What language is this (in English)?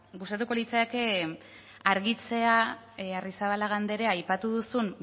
Basque